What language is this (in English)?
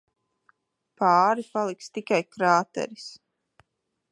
Latvian